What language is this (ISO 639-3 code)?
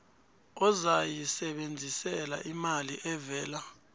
nbl